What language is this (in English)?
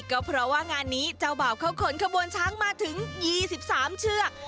Thai